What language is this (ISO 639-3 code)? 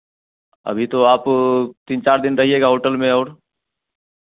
hin